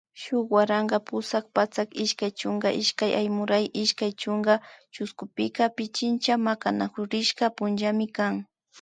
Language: Imbabura Highland Quichua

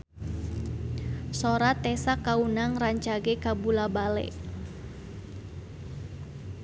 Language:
Sundanese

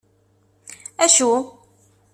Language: Kabyle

